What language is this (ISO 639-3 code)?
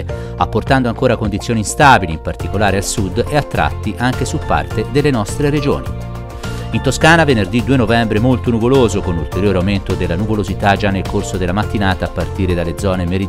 ita